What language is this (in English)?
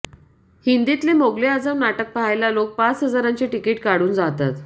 Marathi